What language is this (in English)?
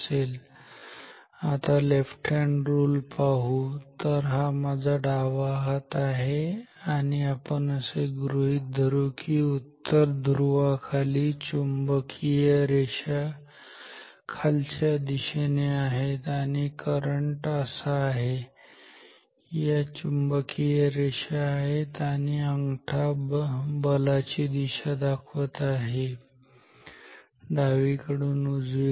Marathi